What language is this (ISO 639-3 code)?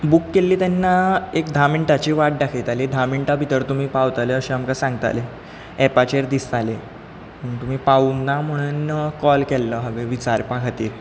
kok